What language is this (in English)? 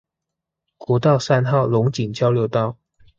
Chinese